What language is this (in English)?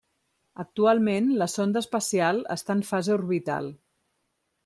Catalan